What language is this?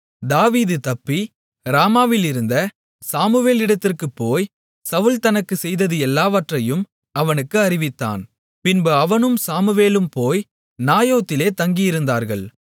Tamil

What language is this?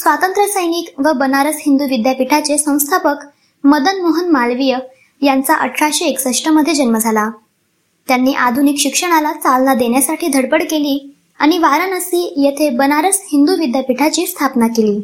Marathi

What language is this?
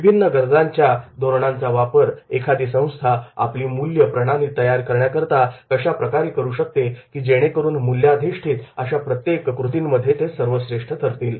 Marathi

